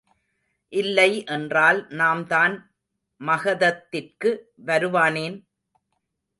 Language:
Tamil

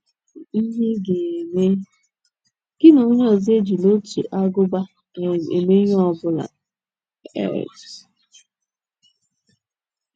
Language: Igbo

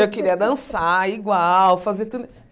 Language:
Portuguese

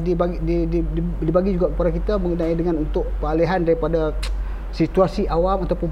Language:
Malay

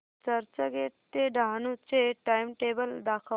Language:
Marathi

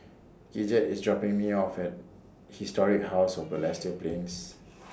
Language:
English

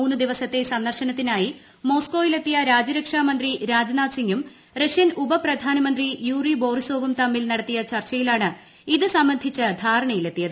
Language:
Malayalam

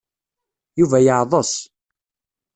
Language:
Kabyle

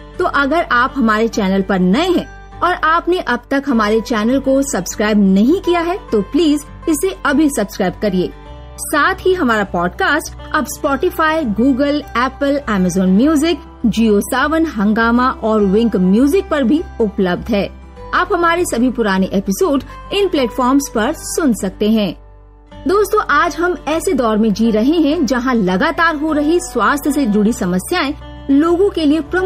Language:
Hindi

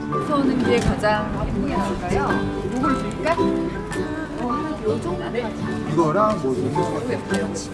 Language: Korean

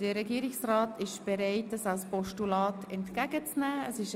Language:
Swiss German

